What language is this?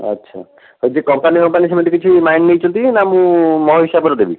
Odia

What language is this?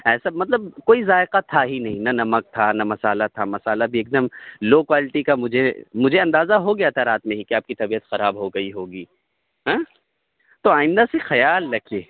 Urdu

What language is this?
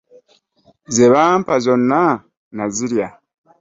Ganda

